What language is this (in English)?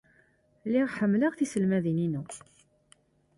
Kabyle